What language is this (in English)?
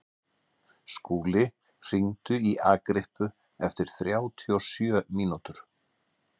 Icelandic